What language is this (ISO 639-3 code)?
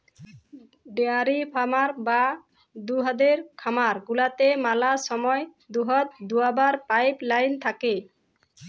ben